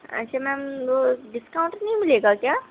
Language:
Urdu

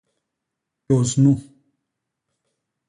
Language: Basaa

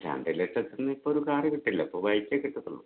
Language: Malayalam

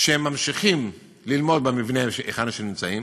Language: Hebrew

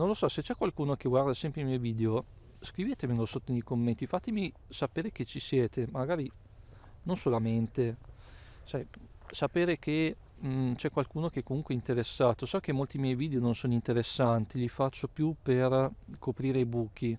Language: Italian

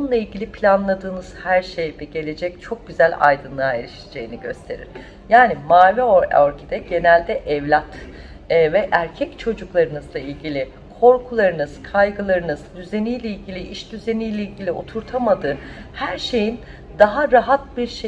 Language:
Turkish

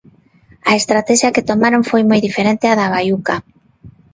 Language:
Galician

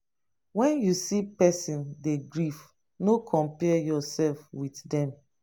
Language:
Nigerian Pidgin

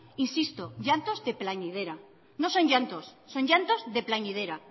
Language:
Spanish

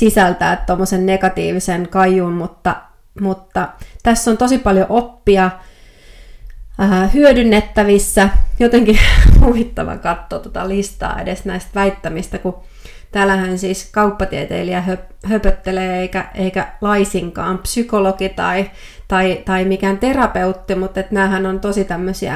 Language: Finnish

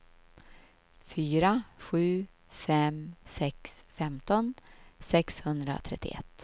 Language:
Swedish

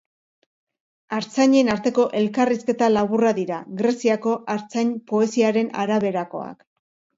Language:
Basque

